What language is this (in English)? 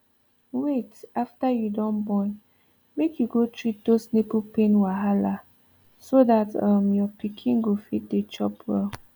Nigerian Pidgin